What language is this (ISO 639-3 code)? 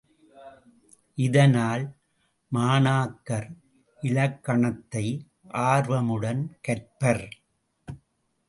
tam